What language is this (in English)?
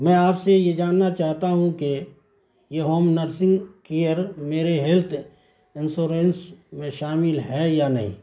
Urdu